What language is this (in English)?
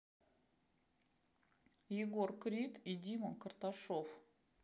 Russian